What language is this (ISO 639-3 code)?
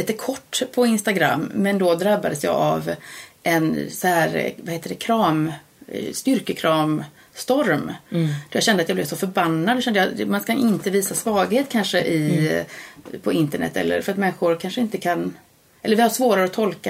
swe